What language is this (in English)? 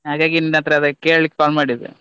Kannada